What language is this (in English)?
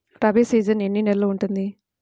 Telugu